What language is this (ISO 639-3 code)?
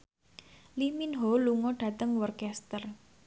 jav